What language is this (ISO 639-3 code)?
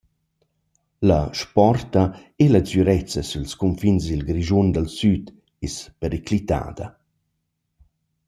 roh